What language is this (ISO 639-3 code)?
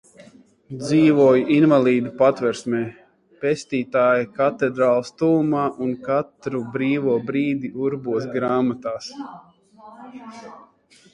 lav